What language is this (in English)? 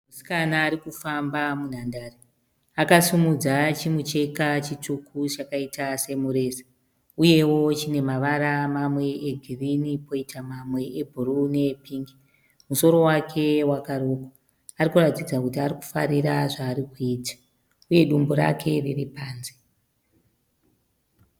Shona